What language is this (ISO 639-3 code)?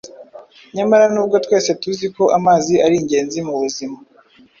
kin